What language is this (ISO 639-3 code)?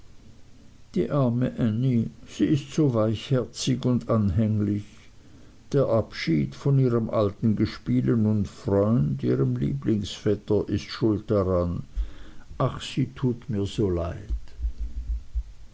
deu